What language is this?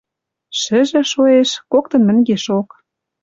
Western Mari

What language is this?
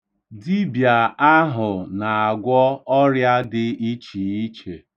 Igbo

